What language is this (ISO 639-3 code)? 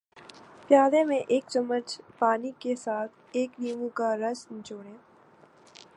urd